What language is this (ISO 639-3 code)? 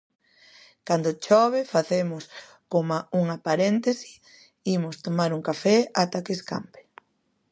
glg